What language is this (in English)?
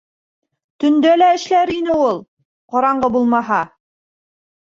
Bashkir